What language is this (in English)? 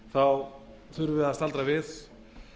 Icelandic